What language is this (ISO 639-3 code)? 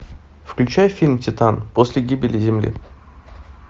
rus